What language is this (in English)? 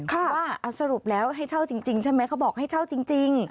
Thai